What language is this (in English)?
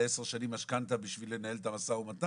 Hebrew